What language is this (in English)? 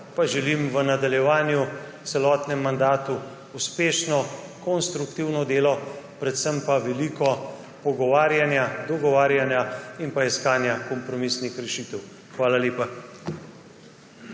Slovenian